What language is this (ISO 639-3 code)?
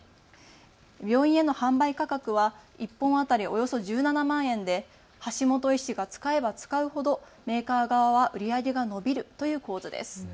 jpn